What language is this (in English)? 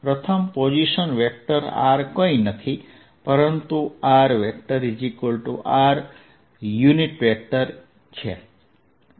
Gujarati